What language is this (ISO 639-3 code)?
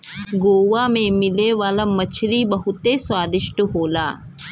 bho